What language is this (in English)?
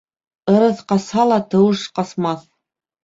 Bashkir